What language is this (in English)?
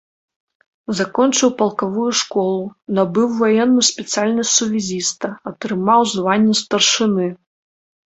Belarusian